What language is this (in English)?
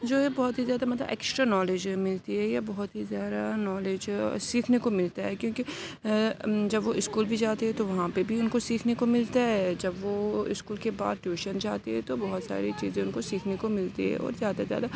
Urdu